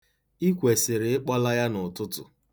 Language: Igbo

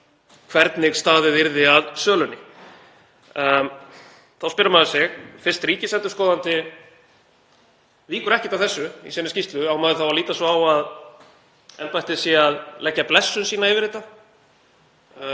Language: Icelandic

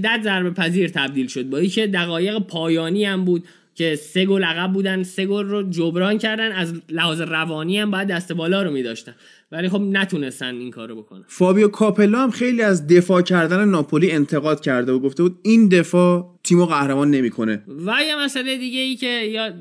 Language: Persian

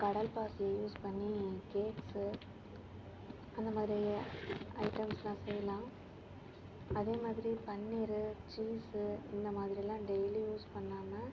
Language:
Tamil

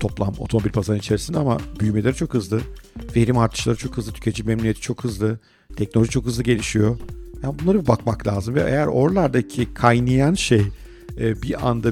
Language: Turkish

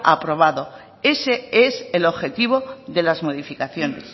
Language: Spanish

